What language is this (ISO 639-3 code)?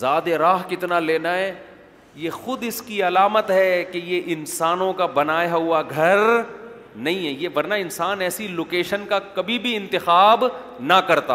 urd